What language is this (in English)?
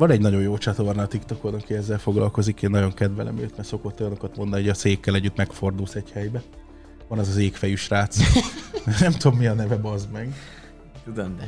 Hungarian